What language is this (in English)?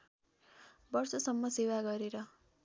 Nepali